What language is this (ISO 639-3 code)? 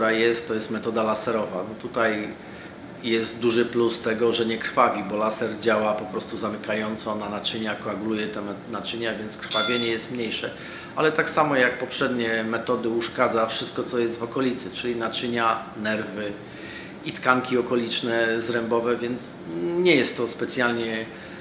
pol